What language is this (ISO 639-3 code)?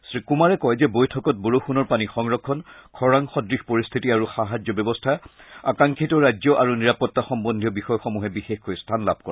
asm